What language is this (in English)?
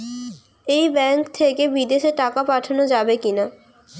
Bangla